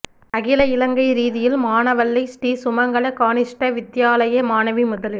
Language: Tamil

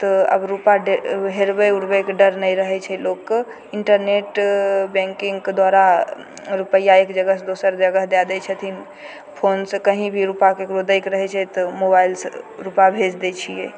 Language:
Maithili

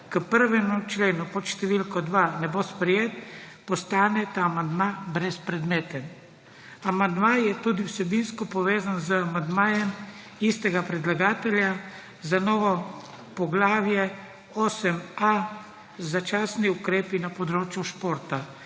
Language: Slovenian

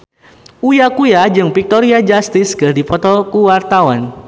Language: Sundanese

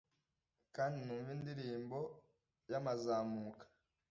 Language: Kinyarwanda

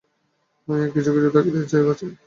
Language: Bangla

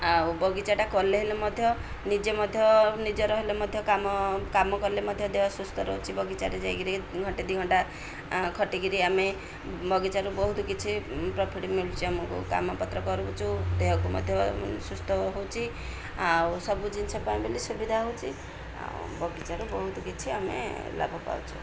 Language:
Odia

